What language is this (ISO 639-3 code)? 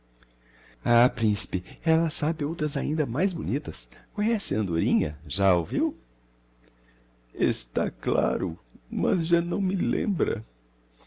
por